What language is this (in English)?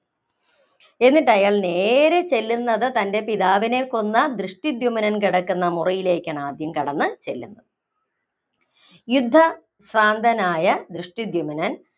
Malayalam